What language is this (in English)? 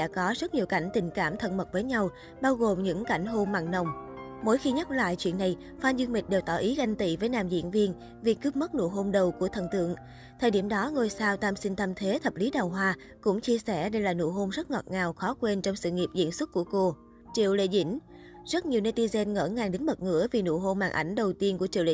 Vietnamese